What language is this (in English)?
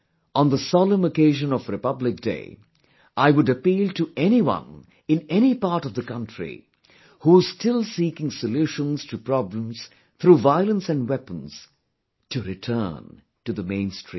English